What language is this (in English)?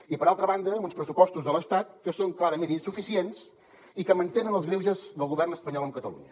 Catalan